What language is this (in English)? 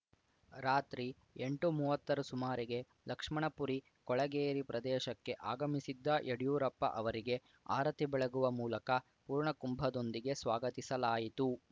Kannada